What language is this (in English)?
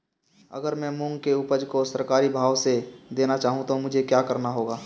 Hindi